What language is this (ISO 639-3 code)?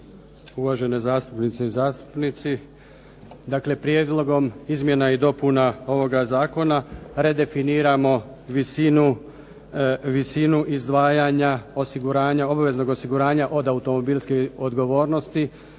hrv